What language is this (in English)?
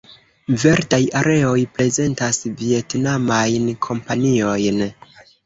Esperanto